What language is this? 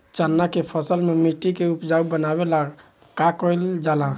Bhojpuri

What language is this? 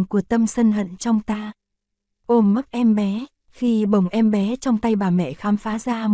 Vietnamese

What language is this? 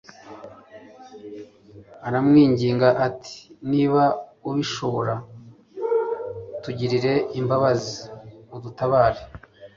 Kinyarwanda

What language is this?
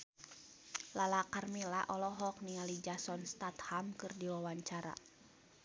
Sundanese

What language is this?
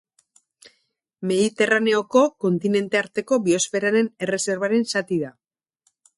Basque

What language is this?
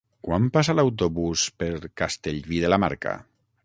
Catalan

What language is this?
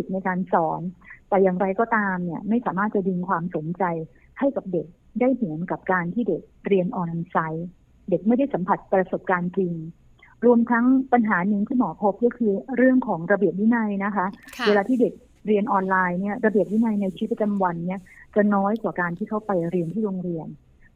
Thai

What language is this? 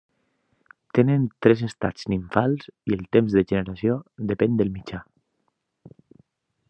Catalan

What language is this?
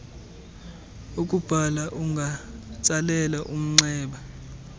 Xhosa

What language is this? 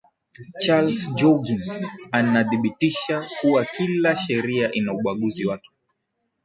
Swahili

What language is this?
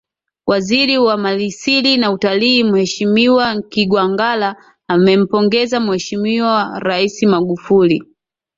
Swahili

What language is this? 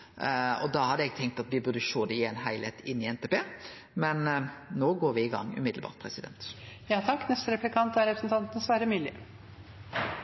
Norwegian Nynorsk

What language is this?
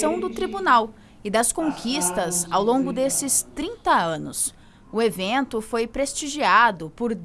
Portuguese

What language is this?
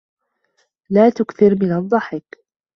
Arabic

